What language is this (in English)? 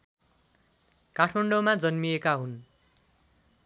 Nepali